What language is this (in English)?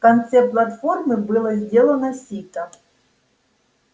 Russian